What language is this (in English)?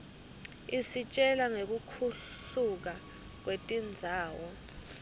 Swati